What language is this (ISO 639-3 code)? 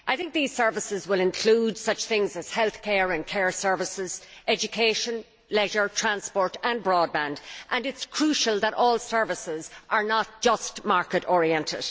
eng